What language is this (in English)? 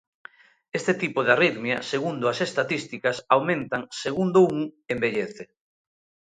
Galician